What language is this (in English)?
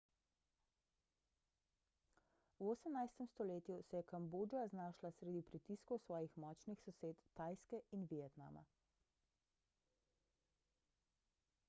Slovenian